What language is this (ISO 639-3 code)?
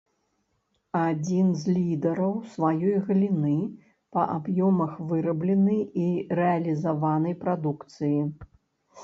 bel